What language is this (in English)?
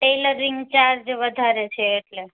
Gujarati